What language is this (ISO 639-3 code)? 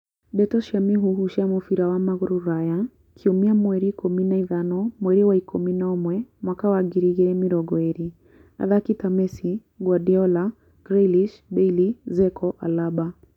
kik